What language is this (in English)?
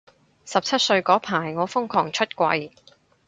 Cantonese